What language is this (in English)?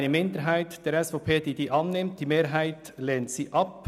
Swiss German